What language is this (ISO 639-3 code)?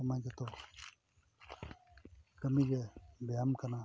sat